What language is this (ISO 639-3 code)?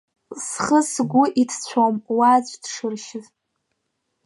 abk